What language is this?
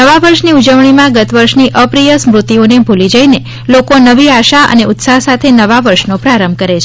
Gujarati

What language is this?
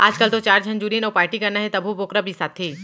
Chhattisgarhi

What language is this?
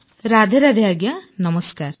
Odia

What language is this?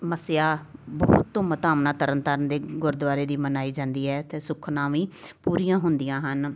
Punjabi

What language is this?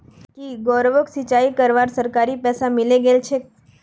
Magahi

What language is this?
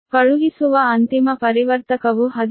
Kannada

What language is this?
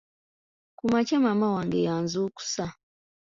Ganda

